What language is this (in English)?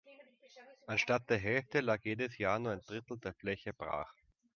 German